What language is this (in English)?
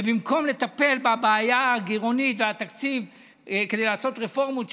Hebrew